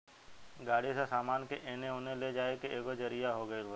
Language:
Bhojpuri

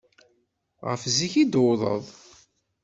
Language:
Kabyle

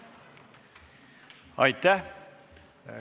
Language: Estonian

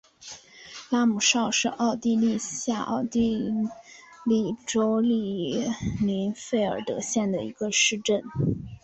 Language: Chinese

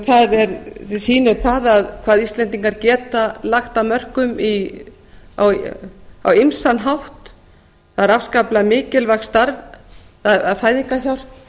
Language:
Icelandic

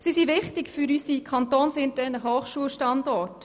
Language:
Swiss German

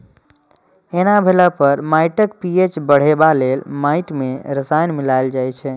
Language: Maithili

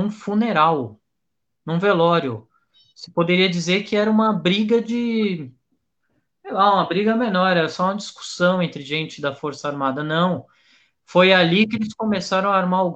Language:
Portuguese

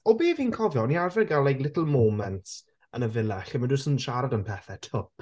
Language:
Welsh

